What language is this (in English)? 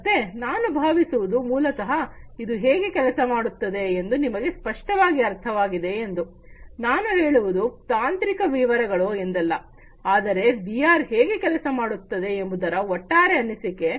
Kannada